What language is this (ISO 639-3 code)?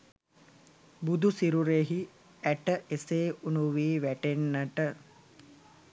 sin